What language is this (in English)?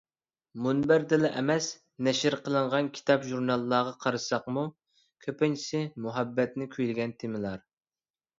Uyghur